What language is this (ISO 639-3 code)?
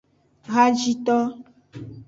ajg